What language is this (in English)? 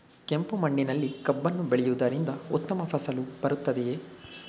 Kannada